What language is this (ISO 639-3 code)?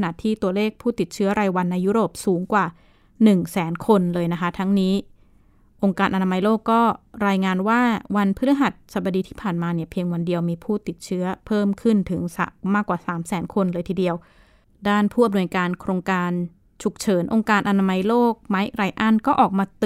tha